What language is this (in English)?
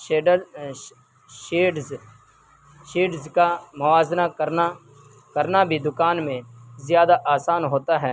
Urdu